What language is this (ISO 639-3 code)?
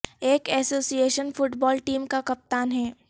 urd